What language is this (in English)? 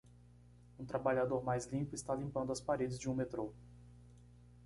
Portuguese